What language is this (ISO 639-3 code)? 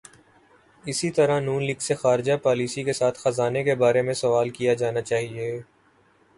urd